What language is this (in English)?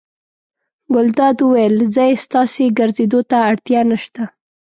Pashto